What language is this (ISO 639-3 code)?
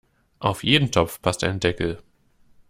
deu